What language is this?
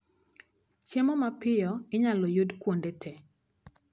Luo (Kenya and Tanzania)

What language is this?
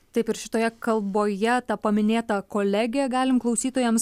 Lithuanian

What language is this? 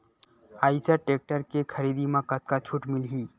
Chhattisgarhi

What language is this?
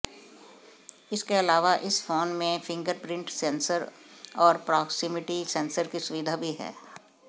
Hindi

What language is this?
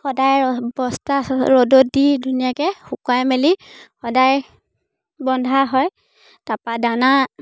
Assamese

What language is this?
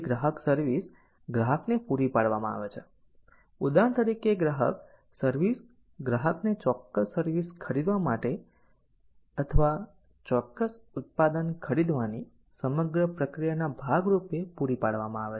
Gujarati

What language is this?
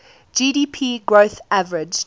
English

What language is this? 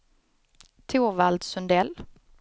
Swedish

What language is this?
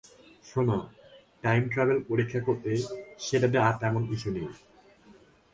Bangla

